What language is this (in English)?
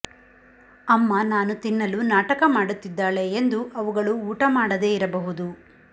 Kannada